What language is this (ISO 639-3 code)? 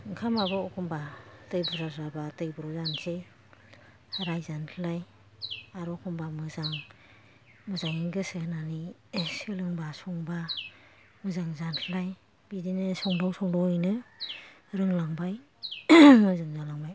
brx